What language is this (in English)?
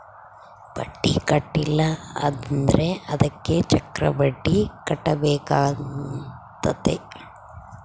Kannada